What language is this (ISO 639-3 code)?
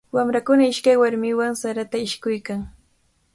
qvl